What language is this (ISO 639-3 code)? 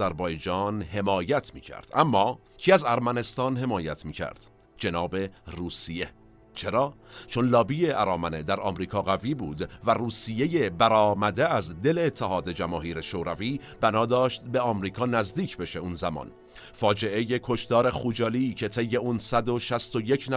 fas